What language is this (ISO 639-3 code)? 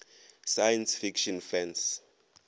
nso